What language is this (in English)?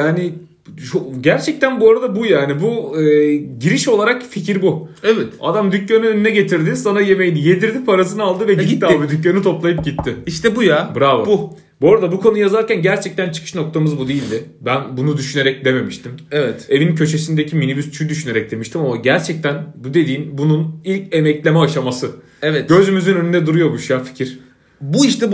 Turkish